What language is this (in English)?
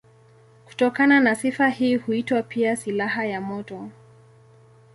Swahili